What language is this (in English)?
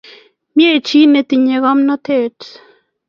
Kalenjin